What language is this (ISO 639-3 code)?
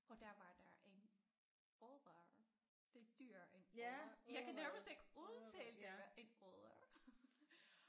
dan